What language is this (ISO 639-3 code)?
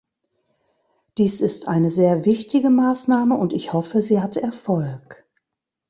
deu